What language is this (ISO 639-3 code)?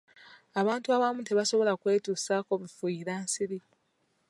lug